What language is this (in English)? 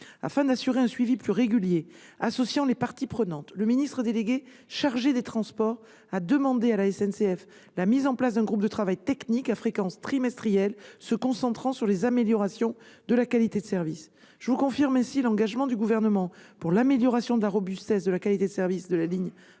French